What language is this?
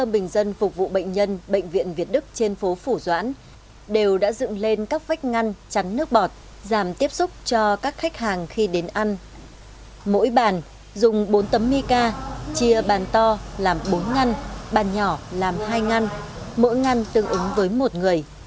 Vietnamese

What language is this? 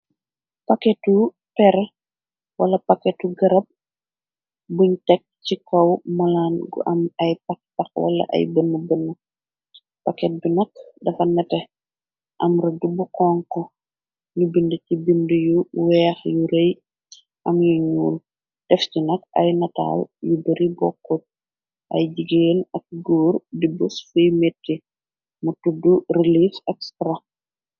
Wolof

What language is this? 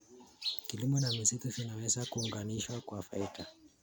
Kalenjin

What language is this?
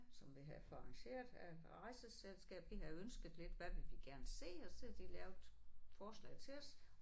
Danish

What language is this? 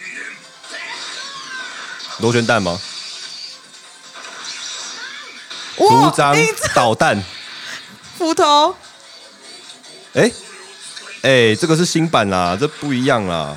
Chinese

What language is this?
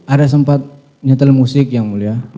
Indonesian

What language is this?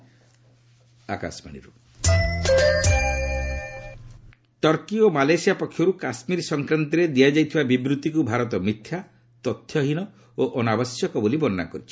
Odia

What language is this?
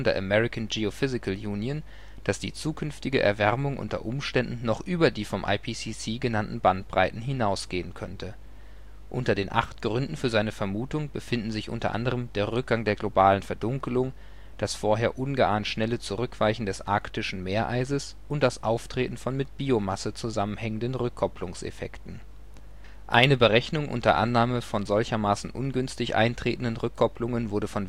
German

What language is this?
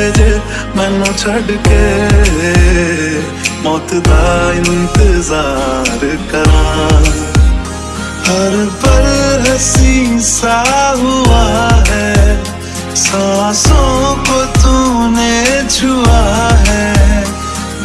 Hindi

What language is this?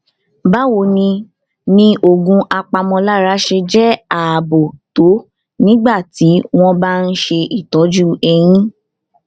Yoruba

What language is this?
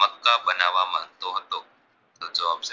Gujarati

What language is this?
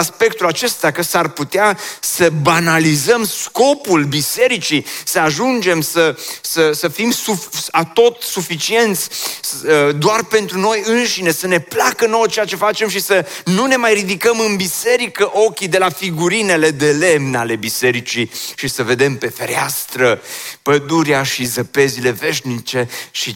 Romanian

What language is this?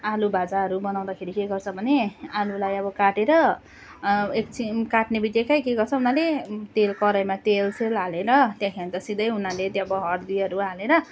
Nepali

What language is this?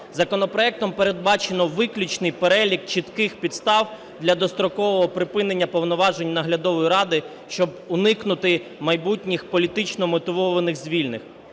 Ukrainian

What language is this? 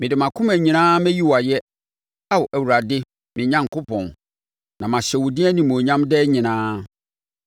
Akan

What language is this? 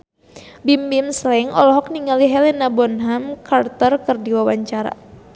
Sundanese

